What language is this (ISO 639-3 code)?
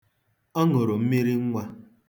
ibo